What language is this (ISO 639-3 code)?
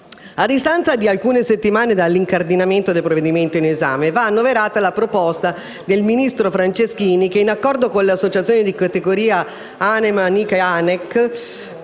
ita